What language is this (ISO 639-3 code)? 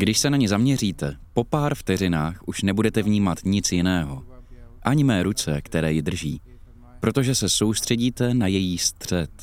ces